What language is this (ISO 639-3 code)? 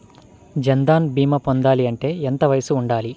tel